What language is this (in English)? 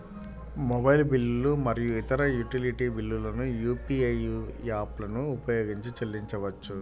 Telugu